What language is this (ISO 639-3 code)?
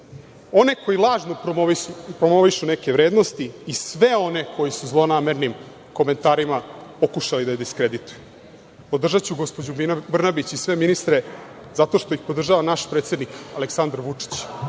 srp